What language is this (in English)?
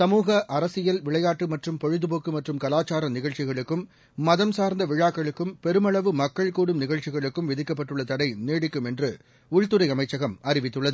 Tamil